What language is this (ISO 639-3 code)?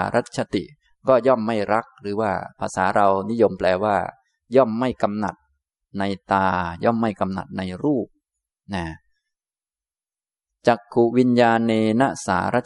tha